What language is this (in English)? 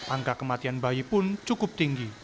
Indonesian